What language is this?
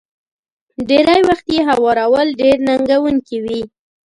Pashto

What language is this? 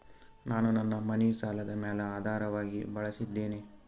Kannada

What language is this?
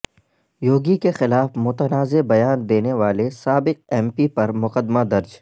Urdu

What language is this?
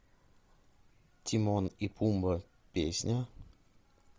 Russian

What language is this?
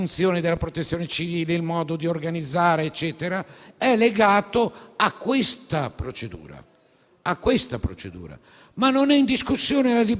Italian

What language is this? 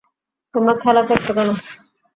Bangla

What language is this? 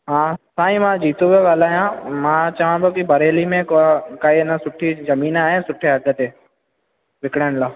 Sindhi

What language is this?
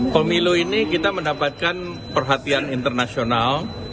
Indonesian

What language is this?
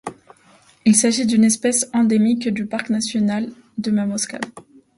French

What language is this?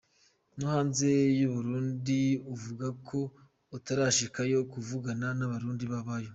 Kinyarwanda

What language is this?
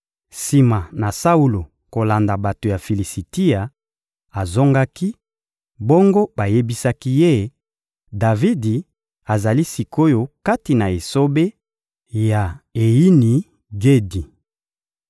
Lingala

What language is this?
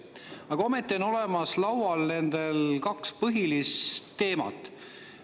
Estonian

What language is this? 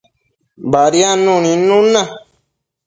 Matsés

